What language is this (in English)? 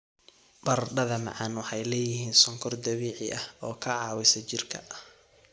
Somali